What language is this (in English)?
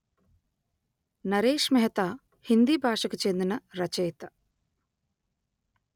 Telugu